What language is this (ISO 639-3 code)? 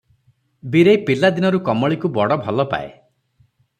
ori